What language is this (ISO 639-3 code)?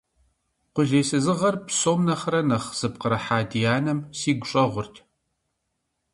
kbd